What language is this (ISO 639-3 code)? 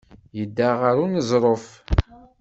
kab